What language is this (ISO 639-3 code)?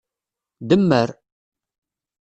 kab